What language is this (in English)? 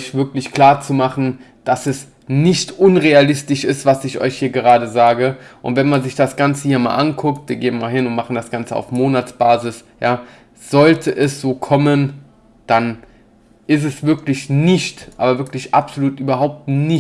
German